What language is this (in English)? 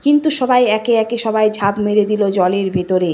Bangla